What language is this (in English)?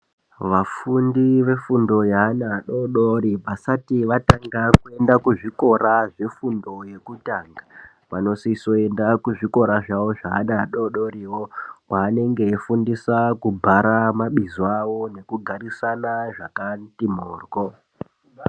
Ndau